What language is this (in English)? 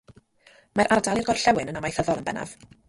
Welsh